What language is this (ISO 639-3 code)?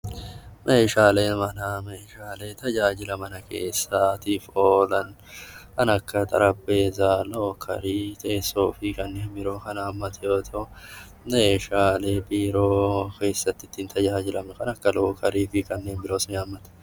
orm